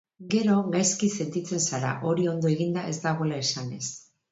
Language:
Basque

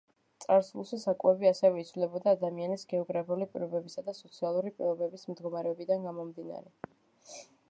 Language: Georgian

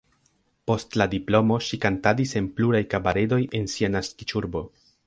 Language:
Esperanto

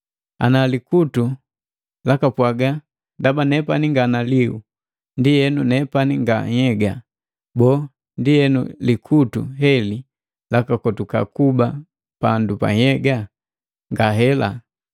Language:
Matengo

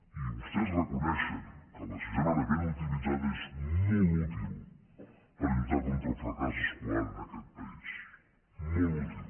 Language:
Catalan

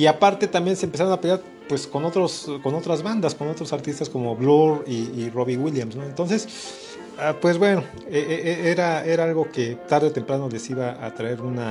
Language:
Spanish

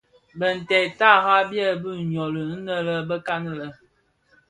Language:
Bafia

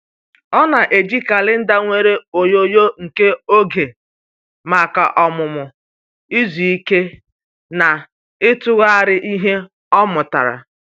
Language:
Igbo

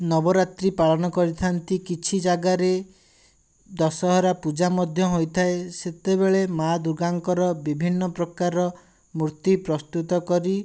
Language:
Odia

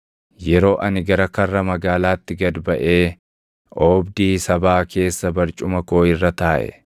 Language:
Oromo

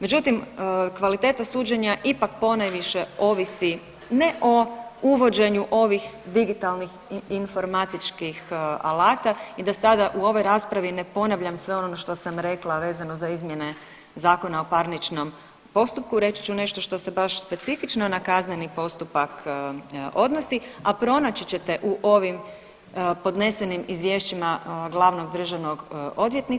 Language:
Croatian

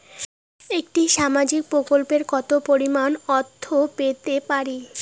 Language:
Bangla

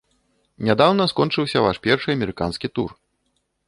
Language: Belarusian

